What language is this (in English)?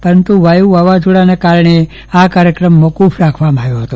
Gujarati